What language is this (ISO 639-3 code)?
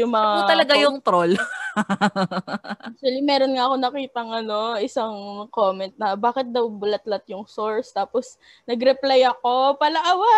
fil